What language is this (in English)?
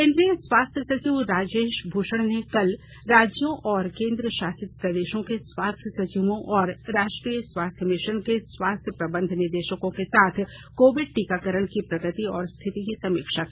Hindi